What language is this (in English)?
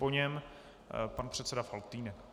Czech